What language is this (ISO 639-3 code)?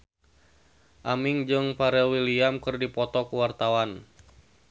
sun